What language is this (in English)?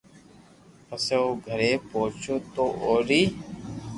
Loarki